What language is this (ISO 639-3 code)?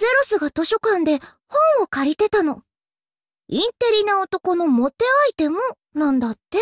jpn